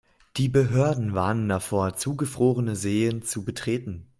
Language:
German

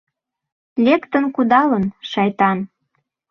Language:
Mari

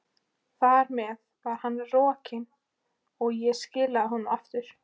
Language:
Icelandic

